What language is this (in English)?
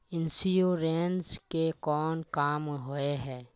Magahi